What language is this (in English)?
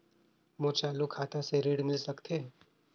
Chhattisgarhi